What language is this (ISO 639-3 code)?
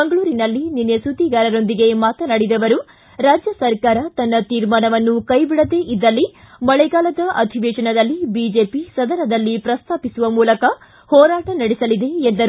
kan